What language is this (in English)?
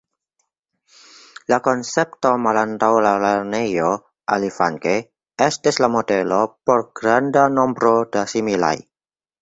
Esperanto